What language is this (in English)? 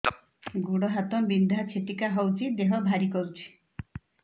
Odia